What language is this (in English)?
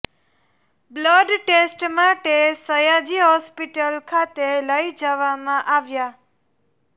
Gujarati